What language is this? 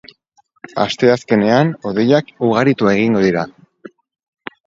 Basque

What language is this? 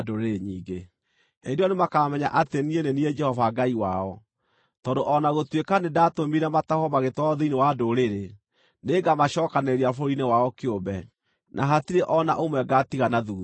Kikuyu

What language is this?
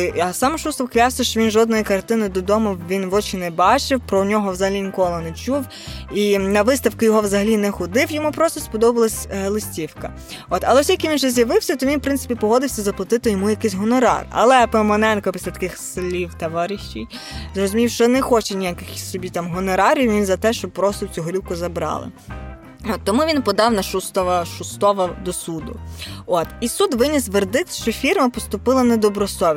Ukrainian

